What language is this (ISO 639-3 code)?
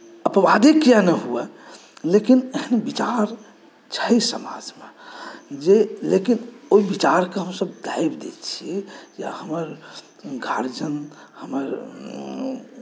mai